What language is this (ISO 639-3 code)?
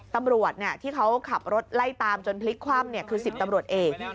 tha